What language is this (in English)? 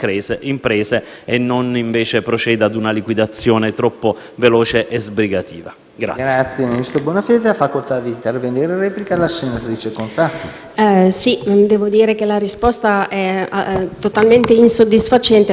Italian